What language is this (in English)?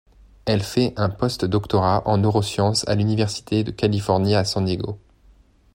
French